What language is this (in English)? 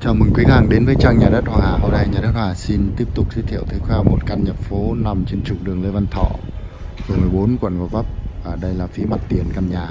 Vietnamese